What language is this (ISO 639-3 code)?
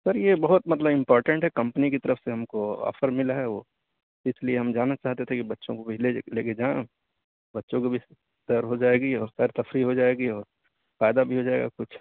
urd